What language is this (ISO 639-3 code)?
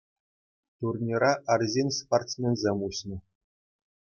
chv